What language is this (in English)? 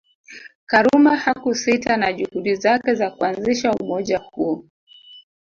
Swahili